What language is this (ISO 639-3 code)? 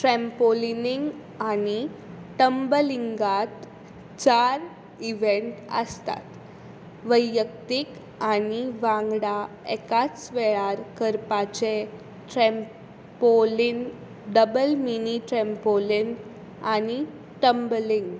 kok